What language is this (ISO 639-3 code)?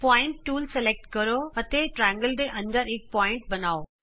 pan